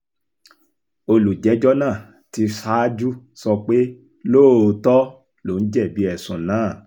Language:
Yoruba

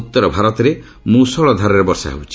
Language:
Odia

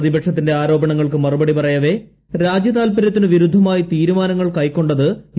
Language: Malayalam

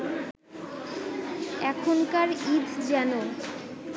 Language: Bangla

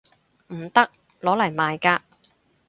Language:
Cantonese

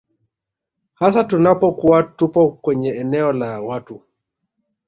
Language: Swahili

